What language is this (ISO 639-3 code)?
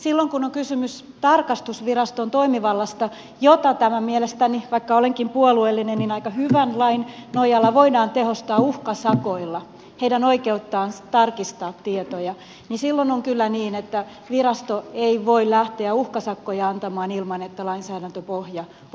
fin